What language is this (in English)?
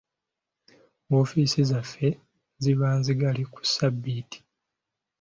Ganda